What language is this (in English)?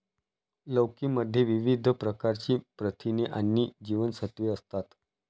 Marathi